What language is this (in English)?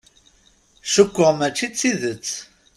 Kabyle